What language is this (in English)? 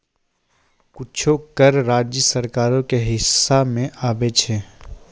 Maithili